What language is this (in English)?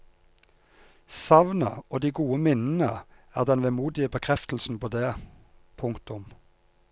Norwegian